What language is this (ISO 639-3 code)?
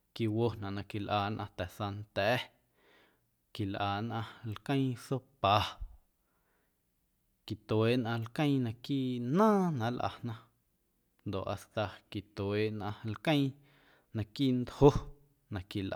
amu